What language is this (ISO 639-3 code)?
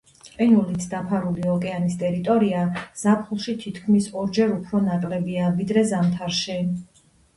kat